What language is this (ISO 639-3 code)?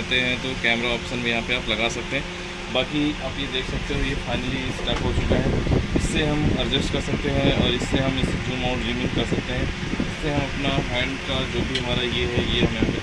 hin